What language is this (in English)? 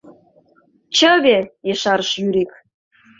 Mari